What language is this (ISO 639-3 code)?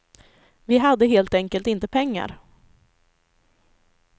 swe